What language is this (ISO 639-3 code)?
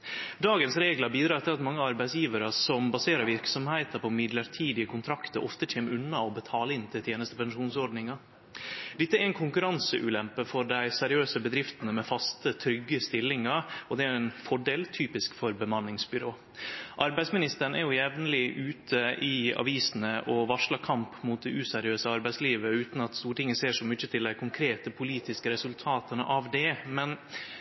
nno